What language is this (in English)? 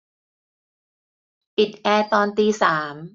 Thai